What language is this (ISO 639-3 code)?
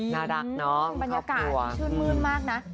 tha